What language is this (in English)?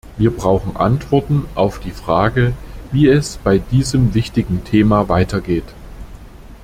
German